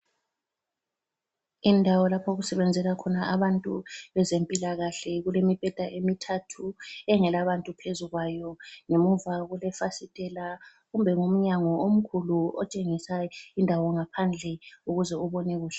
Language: North Ndebele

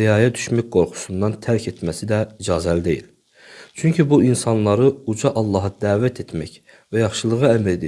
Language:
Turkish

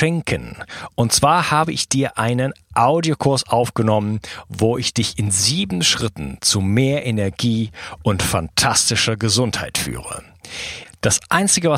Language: German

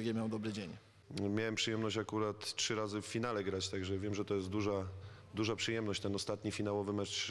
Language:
Polish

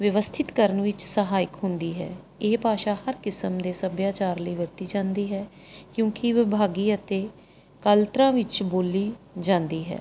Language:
Punjabi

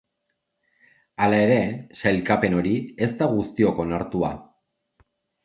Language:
Basque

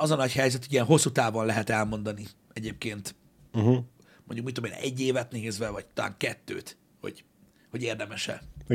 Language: Hungarian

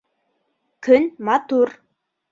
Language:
Bashkir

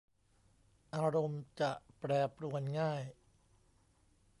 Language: Thai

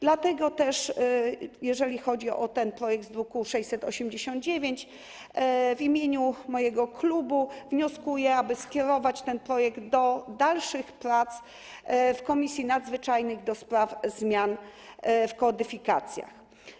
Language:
Polish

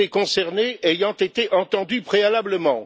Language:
French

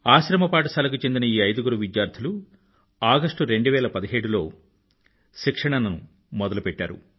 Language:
Telugu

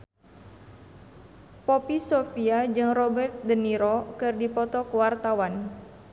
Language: Sundanese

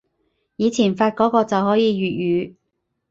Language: Cantonese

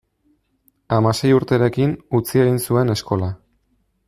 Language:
Basque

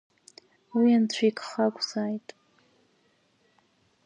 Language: Abkhazian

